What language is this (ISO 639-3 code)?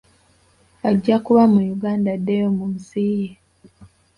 lug